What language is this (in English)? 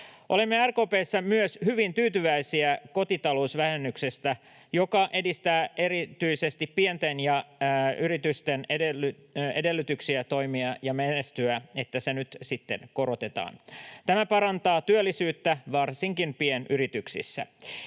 Finnish